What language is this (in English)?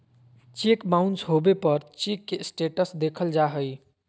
Magahi